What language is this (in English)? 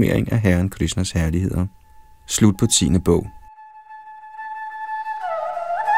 Danish